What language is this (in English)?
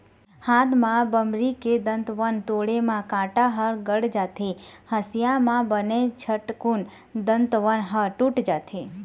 Chhattisgarhi